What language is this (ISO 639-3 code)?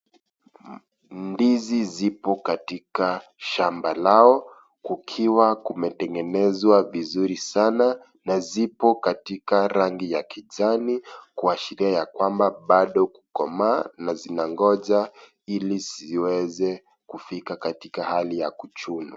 swa